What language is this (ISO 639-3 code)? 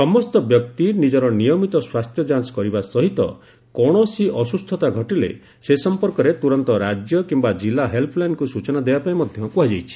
ori